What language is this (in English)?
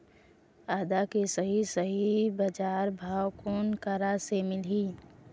Chhattisgarhi